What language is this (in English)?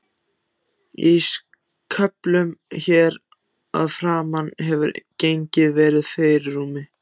Icelandic